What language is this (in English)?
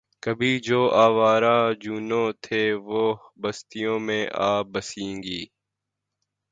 Urdu